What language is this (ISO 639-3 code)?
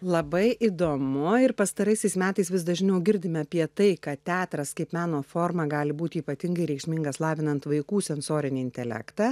lit